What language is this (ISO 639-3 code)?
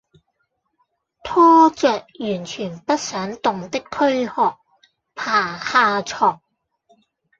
yue